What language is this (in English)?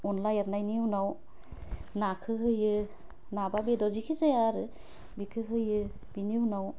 Bodo